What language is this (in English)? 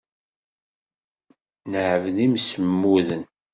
Kabyle